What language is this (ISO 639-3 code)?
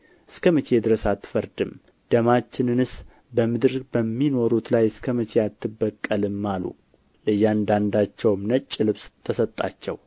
amh